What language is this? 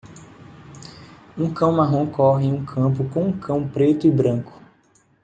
Portuguese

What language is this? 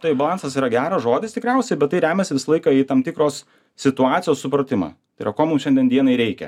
Lithuanian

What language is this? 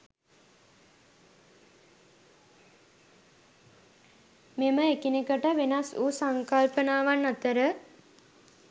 Sinhala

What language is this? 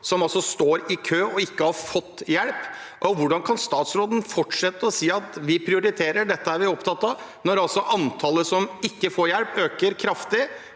Norwegian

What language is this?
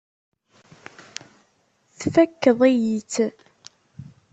Kabyle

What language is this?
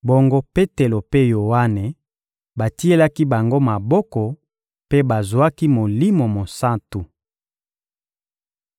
Lingala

